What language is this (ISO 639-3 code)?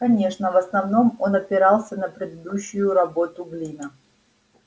rus